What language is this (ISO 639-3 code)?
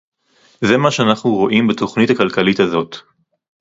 heb